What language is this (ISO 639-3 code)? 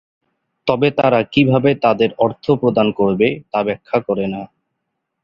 ben